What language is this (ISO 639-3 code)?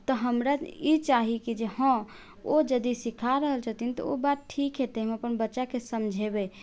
mai